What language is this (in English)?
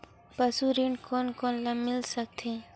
Chhattisgarhi